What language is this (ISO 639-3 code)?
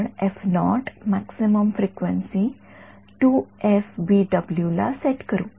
mar